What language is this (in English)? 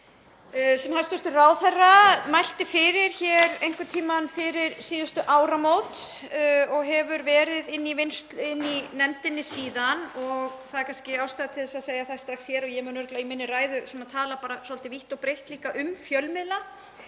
Icelandic